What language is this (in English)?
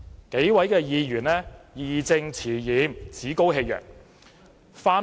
Cantonese